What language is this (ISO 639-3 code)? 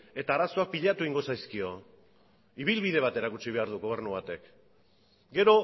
eus